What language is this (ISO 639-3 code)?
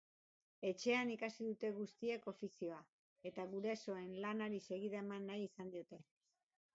eus